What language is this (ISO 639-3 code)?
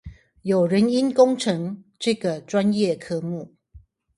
zho